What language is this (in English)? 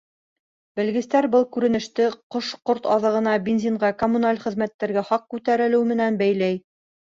Bashkir